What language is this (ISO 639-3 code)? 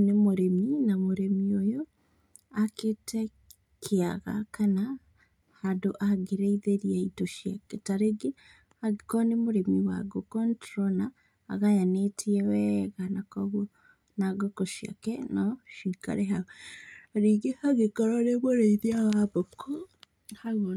kik